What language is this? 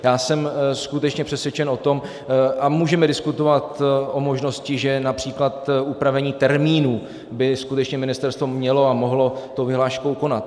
Czech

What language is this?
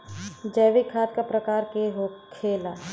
Bhojpuri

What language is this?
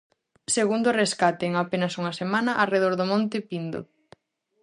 Galician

